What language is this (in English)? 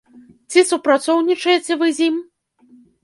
Belarusian